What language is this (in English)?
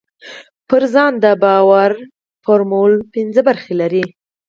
Pashto